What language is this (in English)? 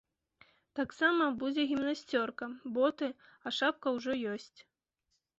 Belarusian